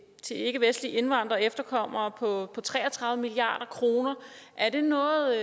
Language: Danish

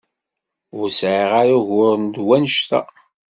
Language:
Kabyle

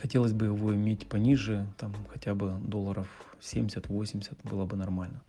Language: Russian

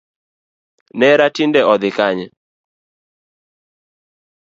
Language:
Luo (Kenya and Tanzania)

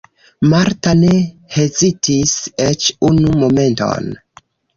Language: Esperanto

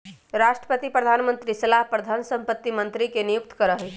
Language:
Magahi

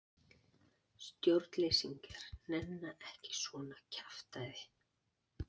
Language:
Icelandic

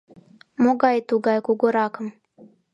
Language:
Mari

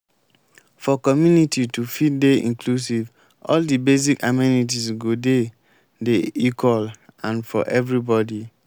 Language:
Nigerian Pidgin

